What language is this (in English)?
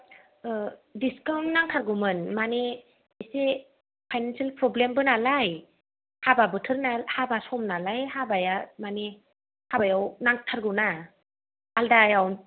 Bodo